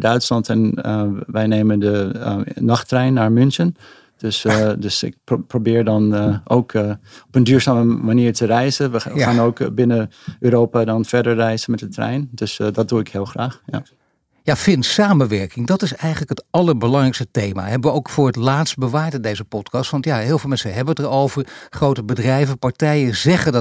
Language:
Dutch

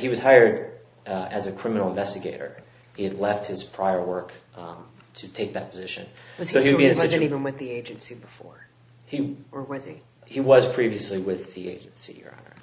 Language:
English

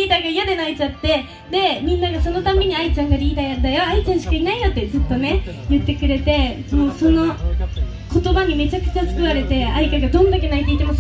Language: Japanese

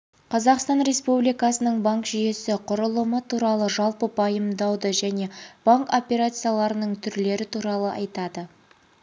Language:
Kazakh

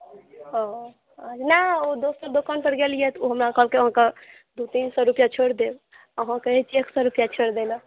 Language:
Maithili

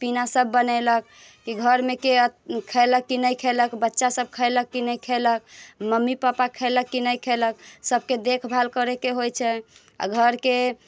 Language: Maithili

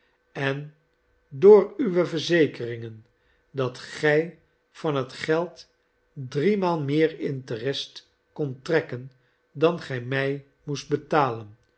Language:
Dutch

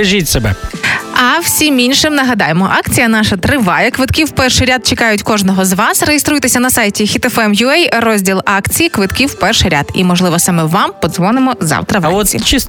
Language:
Ukrainian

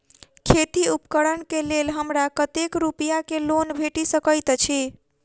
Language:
Maithili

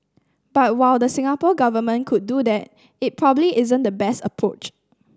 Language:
English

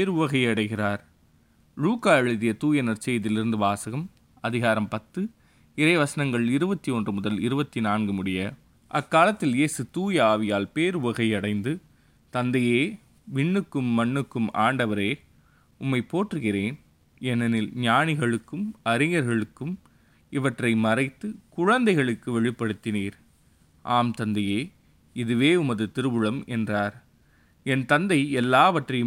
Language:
Tamil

